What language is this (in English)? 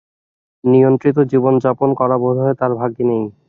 Bangla